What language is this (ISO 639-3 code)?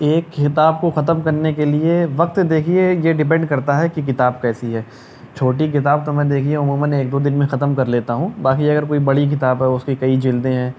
urd